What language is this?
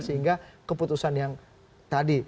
Indonesian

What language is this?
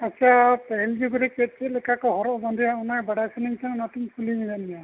Santali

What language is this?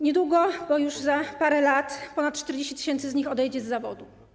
Polish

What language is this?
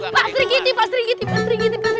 Indonesian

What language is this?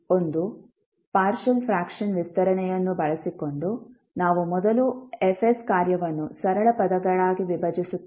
Kannada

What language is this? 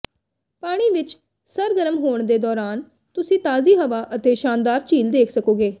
Punjabi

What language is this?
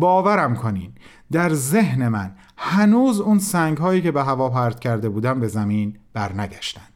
Persian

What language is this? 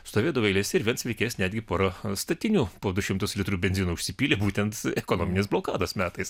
Lithuanian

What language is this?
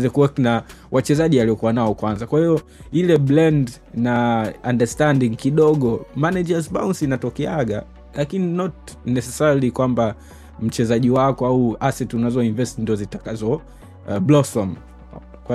Swahili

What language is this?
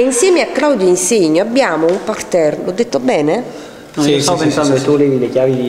Italian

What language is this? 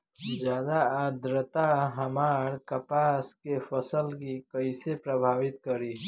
Bhojpuri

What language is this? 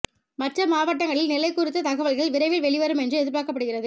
Tamil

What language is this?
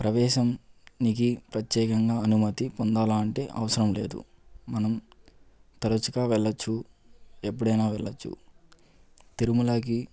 Telugu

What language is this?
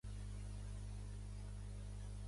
Catalan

